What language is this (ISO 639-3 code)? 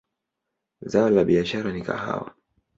swa